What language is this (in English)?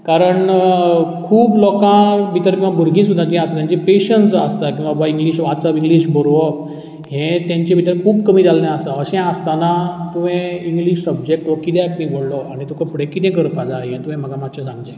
Konkani